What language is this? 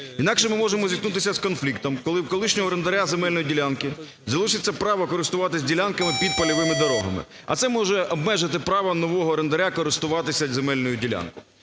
Ukrainian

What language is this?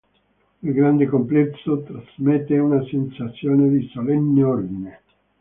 Italian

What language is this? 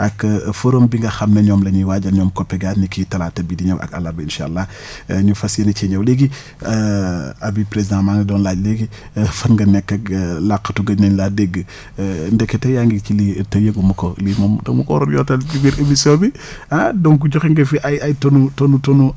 Wolof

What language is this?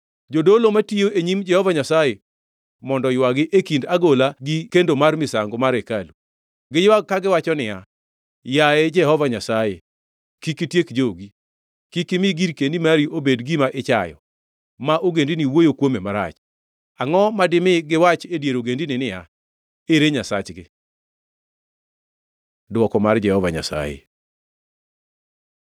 Luo (Kenya and Tanzania)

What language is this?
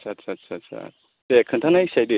Bodo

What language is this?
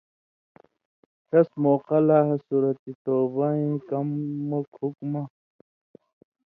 Indus Kohistani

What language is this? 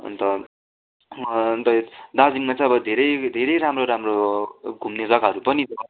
Nepali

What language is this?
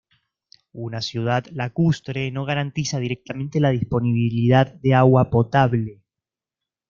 Spanish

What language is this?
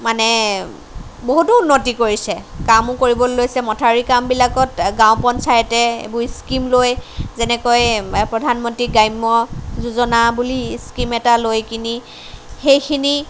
Assamese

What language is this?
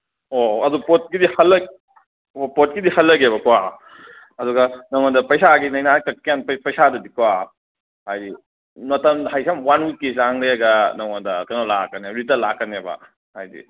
Manipuri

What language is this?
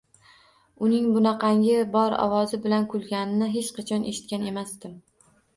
Uzbek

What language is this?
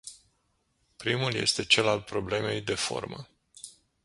Romanian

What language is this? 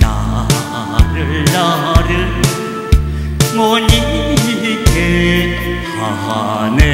Korean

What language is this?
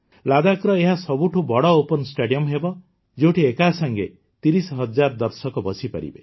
Odia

